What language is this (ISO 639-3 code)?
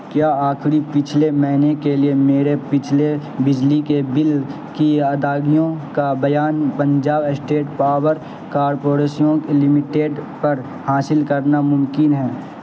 urd